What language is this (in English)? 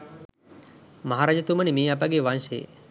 Sinhala